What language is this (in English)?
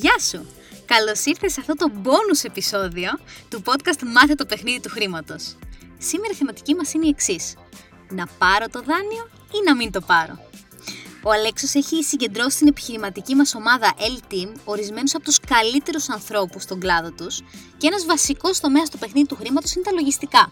Greek